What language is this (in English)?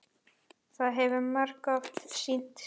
Icelandic